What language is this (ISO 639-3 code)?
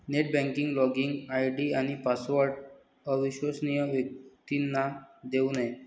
mar